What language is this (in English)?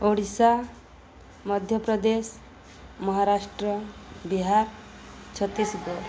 Odia